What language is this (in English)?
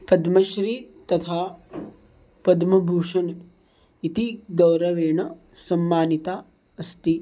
Sanskrit